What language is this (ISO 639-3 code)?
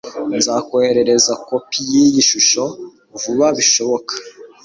kin